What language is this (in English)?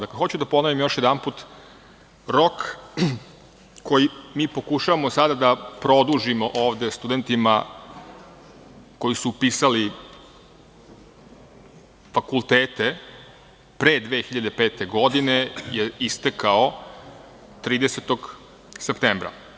Serbian